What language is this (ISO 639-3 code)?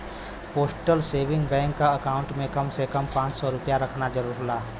bho